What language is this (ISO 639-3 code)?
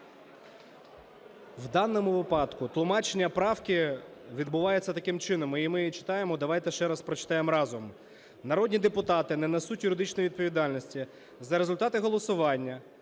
ukr